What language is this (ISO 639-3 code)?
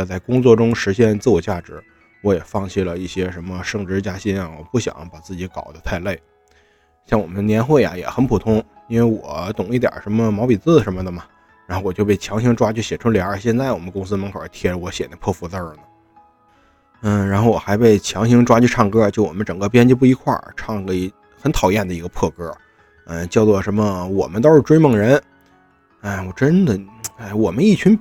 zho